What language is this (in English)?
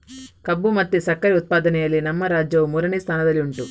Kannada